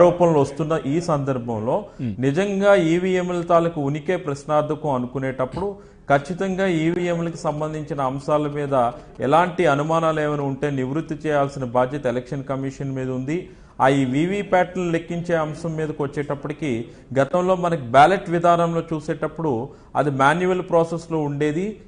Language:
Telugu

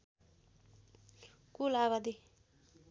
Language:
Nepali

